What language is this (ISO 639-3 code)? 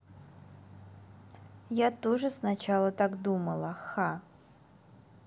rus